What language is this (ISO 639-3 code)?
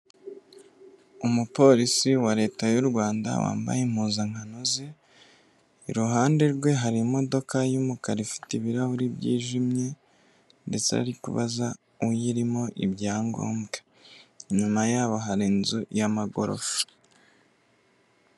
kin